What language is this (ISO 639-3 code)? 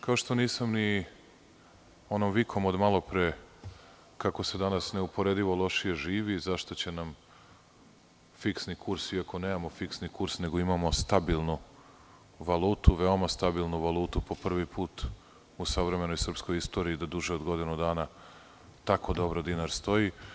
srp